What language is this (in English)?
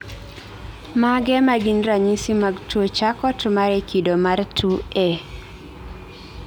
Luo (Kenya and Tanzania)